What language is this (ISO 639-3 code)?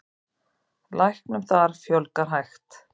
isl